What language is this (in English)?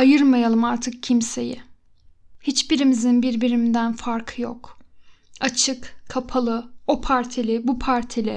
Turkish